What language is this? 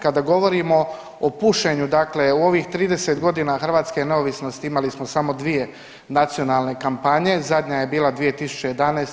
Croatian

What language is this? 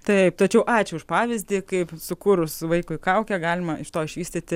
Lithuanian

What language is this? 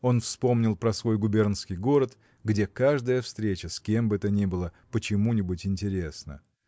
Russian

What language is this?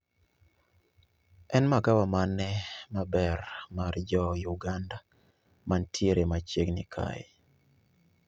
Luo (Kenya and Tanzania)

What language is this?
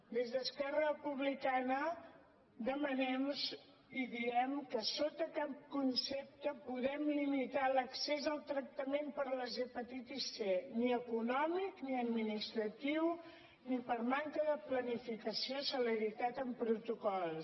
Catalan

